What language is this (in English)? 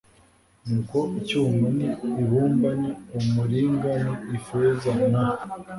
Kinyarwanda